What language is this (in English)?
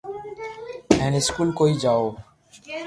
Loarki